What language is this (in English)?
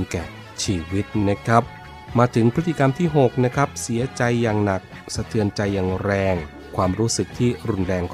Thai